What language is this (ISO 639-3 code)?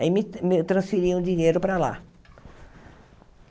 por